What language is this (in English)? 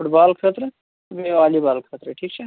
Kashmiri